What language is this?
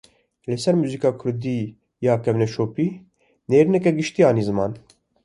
Kurdish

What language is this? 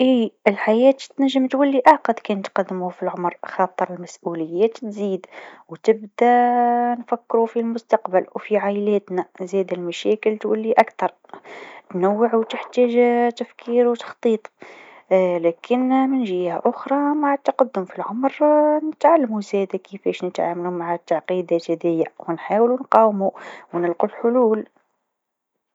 Tunisian Arabic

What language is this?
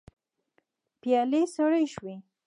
Pashto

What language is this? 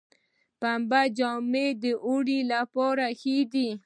Pashto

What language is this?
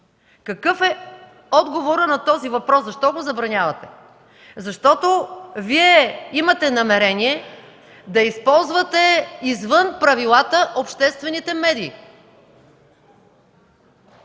Bulgarian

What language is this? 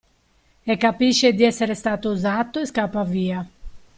Italian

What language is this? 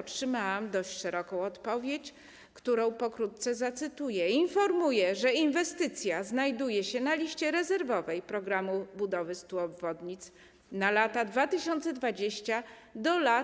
Polish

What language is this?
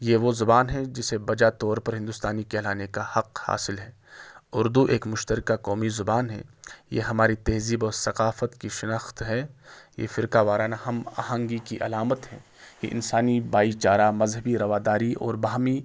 Urdu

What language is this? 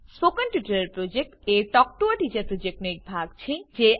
Gujarati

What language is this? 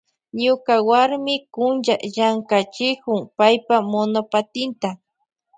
Loja Highland Quichua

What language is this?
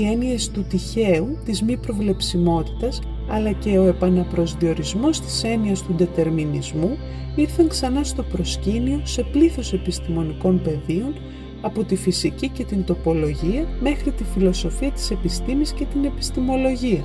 Greek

